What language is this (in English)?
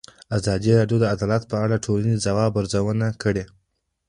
Pashto